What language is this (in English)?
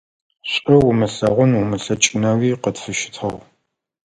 Adyghe